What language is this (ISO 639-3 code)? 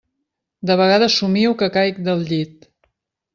cat